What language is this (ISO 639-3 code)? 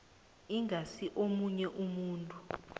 nbl